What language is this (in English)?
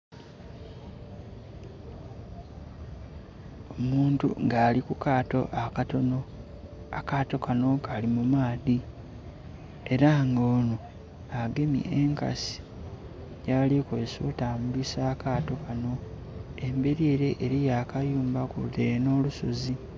Soga